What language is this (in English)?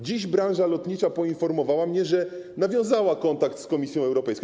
Polish